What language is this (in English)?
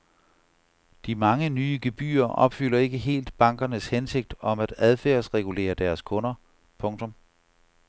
Danish